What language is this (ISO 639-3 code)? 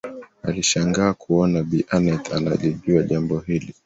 swa